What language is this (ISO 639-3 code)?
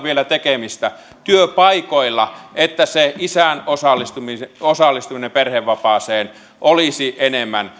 fin